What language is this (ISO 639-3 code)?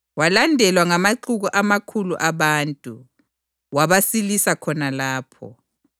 nde